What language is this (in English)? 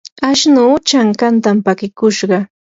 Yanahuanca Pasco Quechua